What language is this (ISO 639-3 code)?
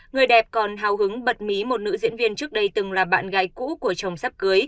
vie